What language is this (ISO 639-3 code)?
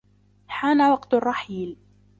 ara